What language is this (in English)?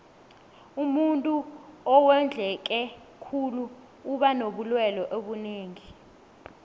South Ndebele